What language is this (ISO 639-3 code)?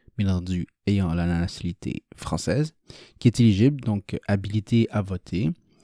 fra